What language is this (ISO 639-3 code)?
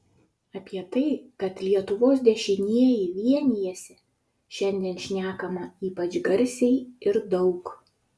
lit